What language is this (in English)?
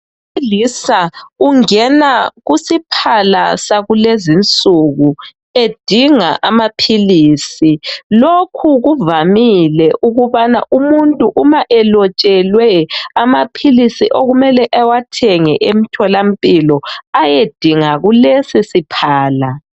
North Ndebele